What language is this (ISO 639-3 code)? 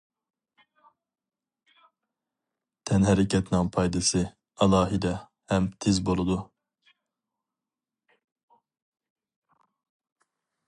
uig